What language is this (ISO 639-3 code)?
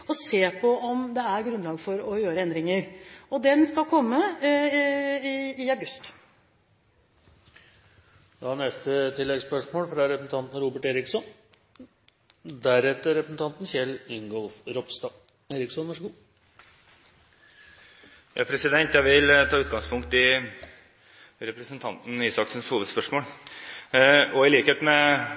nob